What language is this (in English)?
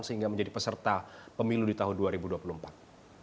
Indonesian